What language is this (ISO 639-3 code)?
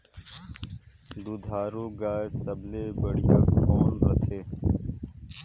hne